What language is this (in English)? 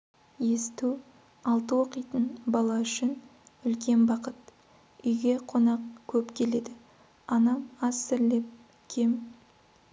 Kazakh